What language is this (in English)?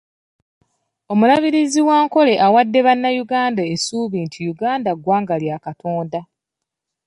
Ganda